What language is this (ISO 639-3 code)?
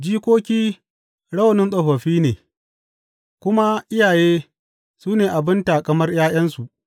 hau